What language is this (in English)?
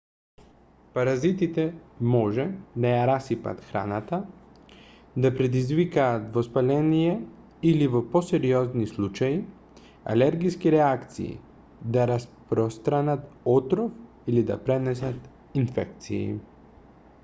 Macedonian